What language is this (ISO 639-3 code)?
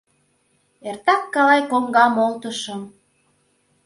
chm